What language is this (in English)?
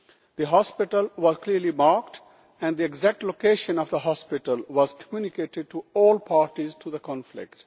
English